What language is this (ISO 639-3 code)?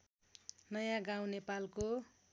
nep